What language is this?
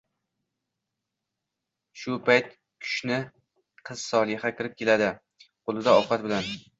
Uzbek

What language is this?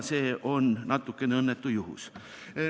Estonian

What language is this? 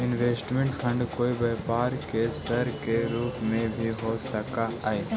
Magahi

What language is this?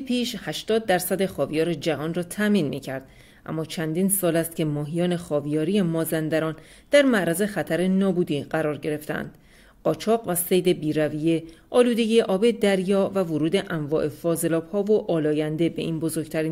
Persian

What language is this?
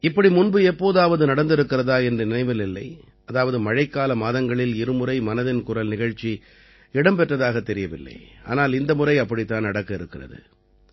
Tamil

